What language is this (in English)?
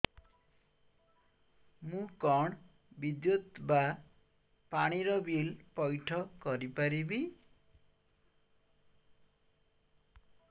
Odia